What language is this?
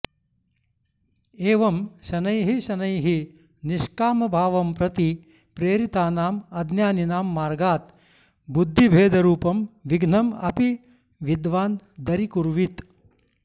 Sanskrit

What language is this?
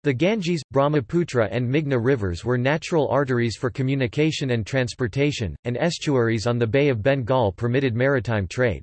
English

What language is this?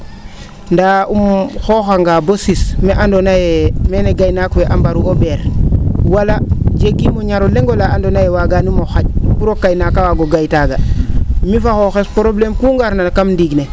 Serer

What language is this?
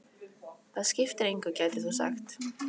Icelandic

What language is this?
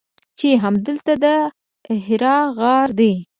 Pashto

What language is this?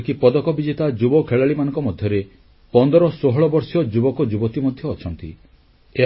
Odia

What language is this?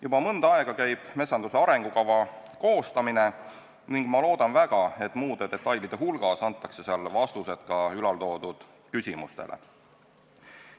Estonian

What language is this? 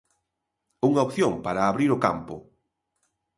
Galician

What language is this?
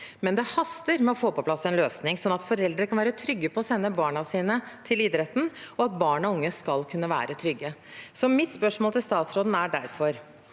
Norwegian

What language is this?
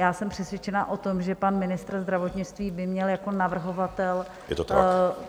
Czech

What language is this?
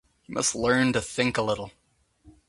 English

